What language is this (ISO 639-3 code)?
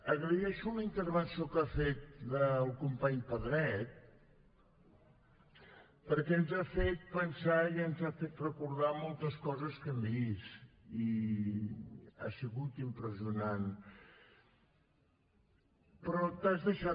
cat